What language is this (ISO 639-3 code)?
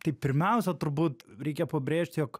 lit